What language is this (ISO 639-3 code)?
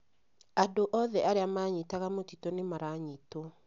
kik